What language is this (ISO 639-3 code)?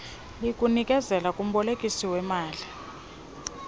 xho